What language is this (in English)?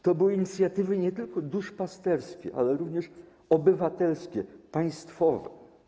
Polish